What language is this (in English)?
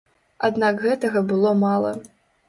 Belarusian